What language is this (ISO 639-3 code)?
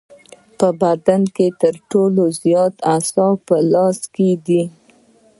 pus